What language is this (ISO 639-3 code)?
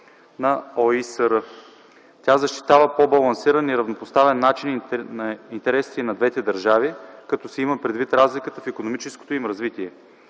bul